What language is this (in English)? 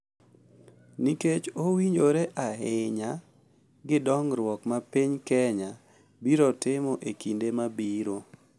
Luo (Kenya and Tanzania)